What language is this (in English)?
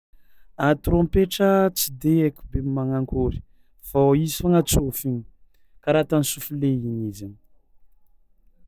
Tsimihety Malagasy